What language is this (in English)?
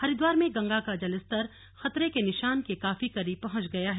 Hindi